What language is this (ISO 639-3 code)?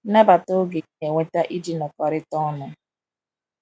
ibo